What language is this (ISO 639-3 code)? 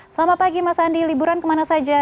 ind